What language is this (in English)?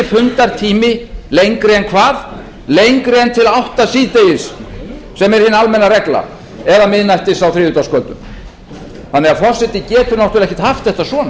Icelandic